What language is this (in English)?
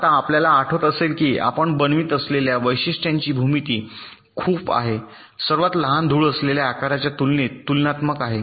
Marathi